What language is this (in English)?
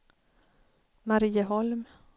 Swedish